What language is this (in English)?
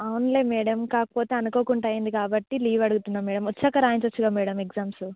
Telugu